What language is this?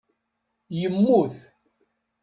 Kabyle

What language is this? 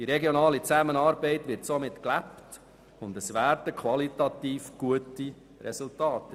Swiss German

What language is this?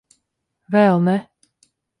Latvian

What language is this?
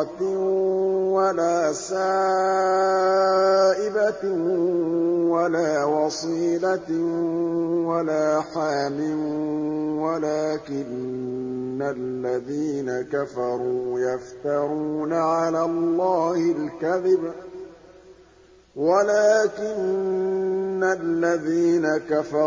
Arabic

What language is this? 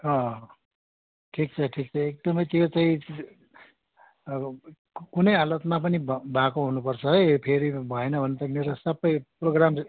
Nepali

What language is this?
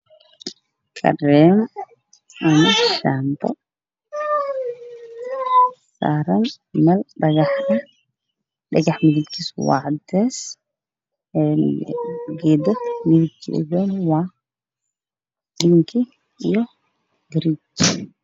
Somali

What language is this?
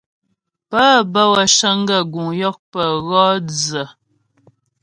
Ghomala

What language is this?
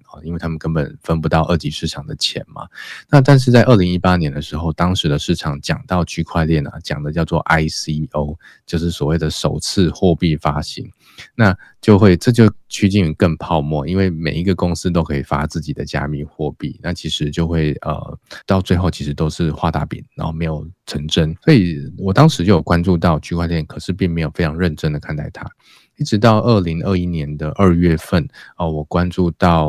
Chinese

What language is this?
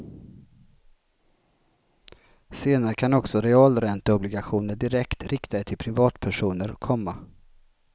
Swedish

